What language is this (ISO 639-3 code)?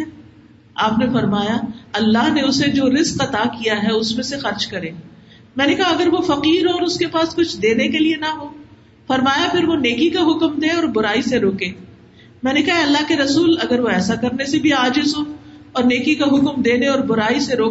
urd